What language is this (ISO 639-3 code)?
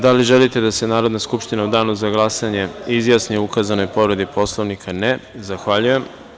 srp